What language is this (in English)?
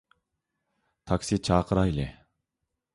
Uyghur